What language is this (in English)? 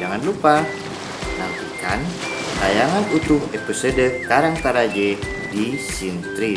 Indonesian